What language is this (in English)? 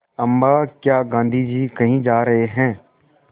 Hindi